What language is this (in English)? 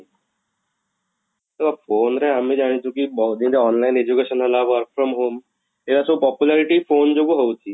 Odia